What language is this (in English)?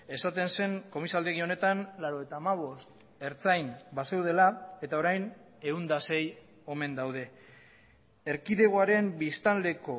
Basque